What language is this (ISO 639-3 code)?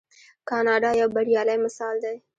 pus